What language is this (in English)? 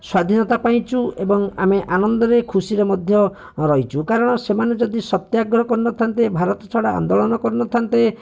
Odia